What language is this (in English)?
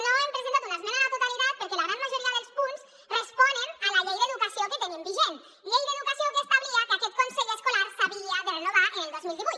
Catalan